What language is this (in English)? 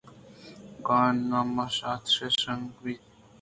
Eastern Balochi